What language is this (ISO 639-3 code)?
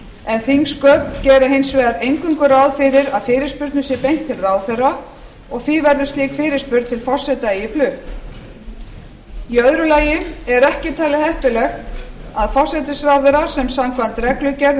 isl